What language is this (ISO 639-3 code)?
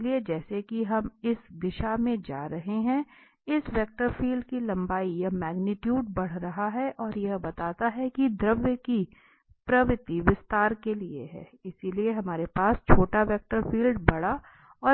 hin